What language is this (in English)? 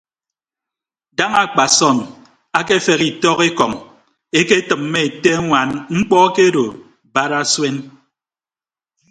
Ibibio